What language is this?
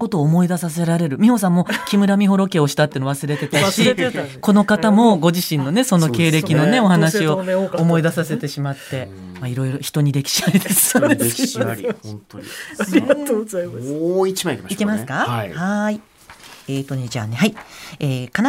Japanese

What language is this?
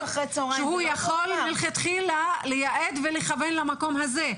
Hebrew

